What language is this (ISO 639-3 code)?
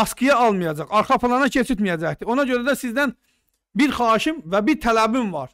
tur